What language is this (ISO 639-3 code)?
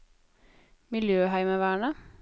nor